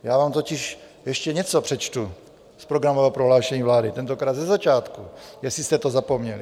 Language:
Czech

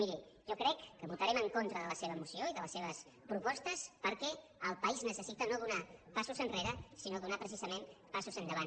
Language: Catalan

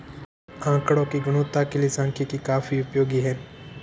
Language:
Hindi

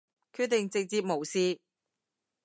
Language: Cantonese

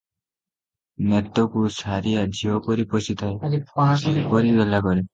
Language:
Odia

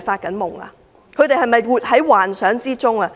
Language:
Cantonese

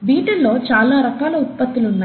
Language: Telugu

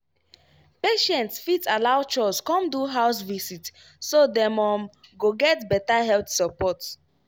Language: Nigerian Pidgin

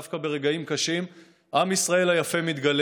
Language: Hebrew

